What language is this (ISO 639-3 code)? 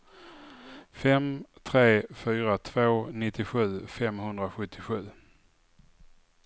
swe